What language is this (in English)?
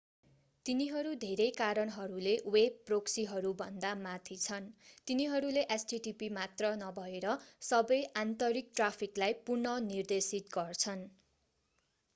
Nepali